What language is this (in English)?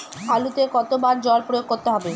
Bangla